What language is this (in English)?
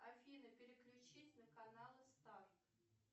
Russian